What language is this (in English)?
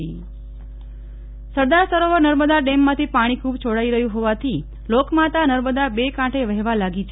Gujarati